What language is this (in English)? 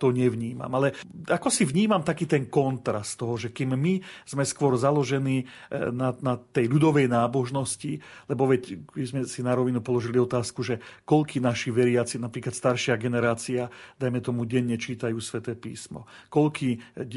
Slovak